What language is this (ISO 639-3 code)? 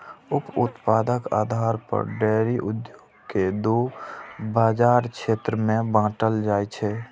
mai